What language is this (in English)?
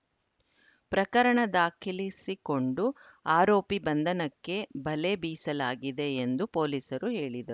Kannada